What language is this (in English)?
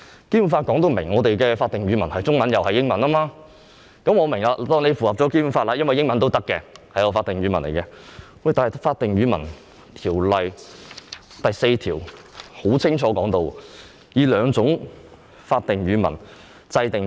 Cantonese